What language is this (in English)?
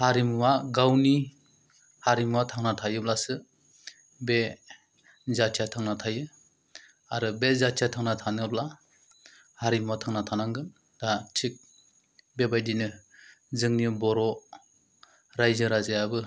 Bodo